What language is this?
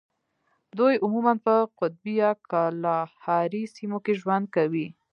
Pashto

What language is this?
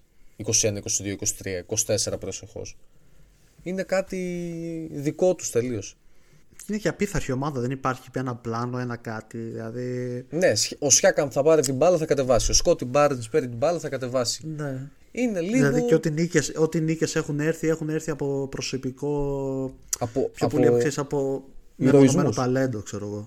Greek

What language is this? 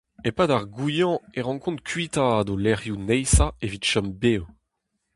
Breton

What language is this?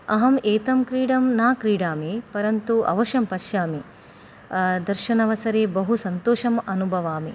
Sanskrit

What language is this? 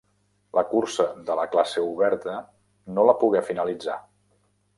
Catalan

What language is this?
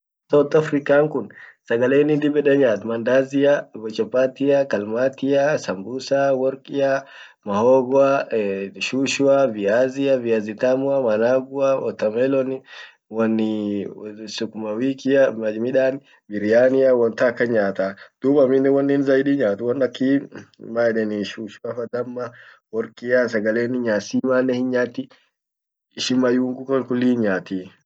Orma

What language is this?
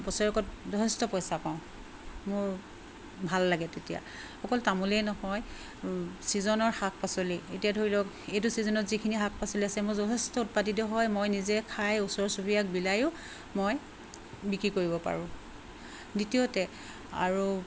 Assamese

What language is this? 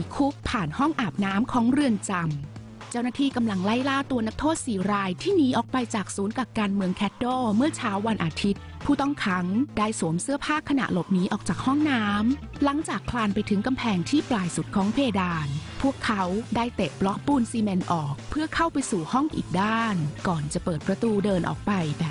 Thai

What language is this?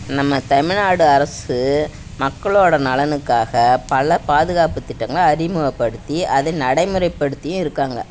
Tamil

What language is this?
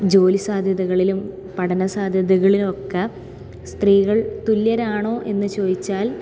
Malayalam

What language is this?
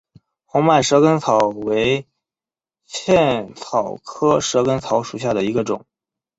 Chinese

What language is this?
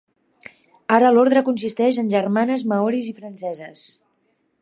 Catalan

